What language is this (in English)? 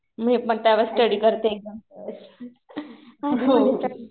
Marathi